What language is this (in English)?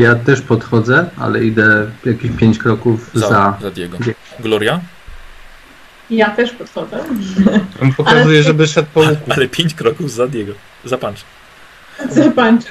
Polish